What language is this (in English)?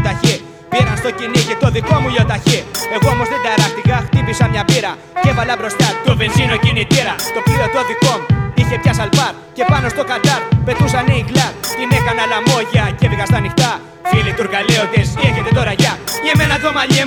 Greek